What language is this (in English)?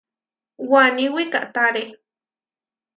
Huarijio